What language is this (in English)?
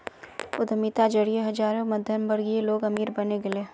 Magahi